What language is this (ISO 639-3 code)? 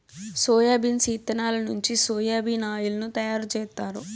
tel